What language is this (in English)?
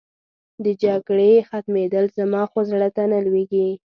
Pashto